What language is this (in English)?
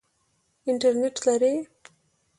Pashto